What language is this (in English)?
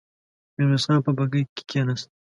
Pashto